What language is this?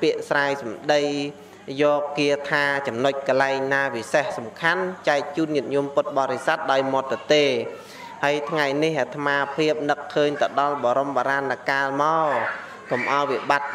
Vietnamese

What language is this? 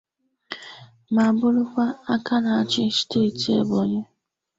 Igbo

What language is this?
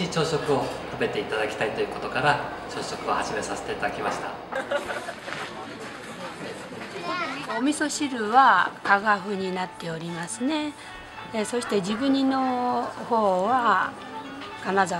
Japanese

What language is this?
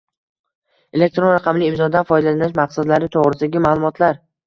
Uzbek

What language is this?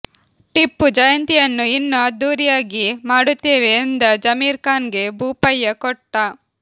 Kannada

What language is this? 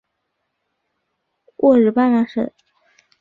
Chinese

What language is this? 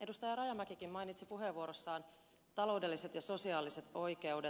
Finnish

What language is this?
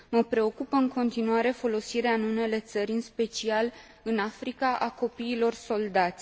Romanian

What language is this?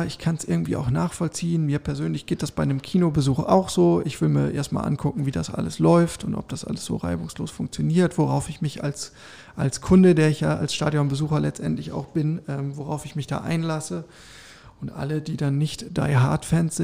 German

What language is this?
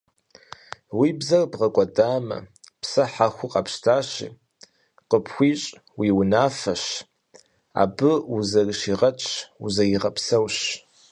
Kabardian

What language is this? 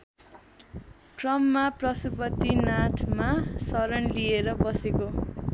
Nepali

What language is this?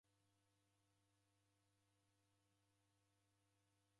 Taita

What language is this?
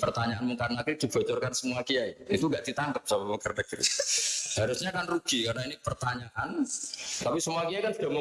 Indonesian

